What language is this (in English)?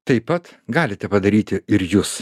Lithuanian